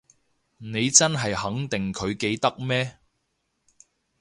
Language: Cantonese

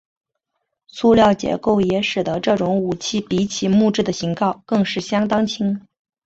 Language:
Chinese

